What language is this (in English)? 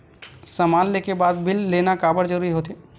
Chhattisgarhi